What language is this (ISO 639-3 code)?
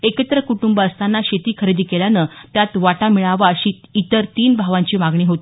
mar